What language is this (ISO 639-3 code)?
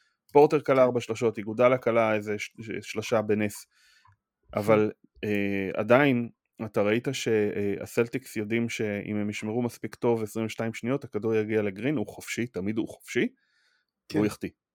heb